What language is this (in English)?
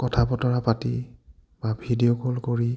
Assamese